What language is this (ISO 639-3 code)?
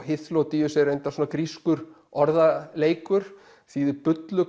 isl